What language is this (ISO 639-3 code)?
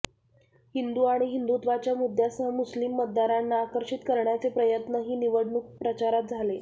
mar